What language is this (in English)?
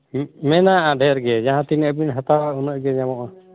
Santali